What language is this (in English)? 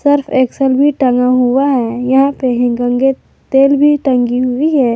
Hindi